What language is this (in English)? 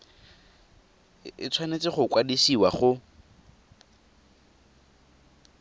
Tswana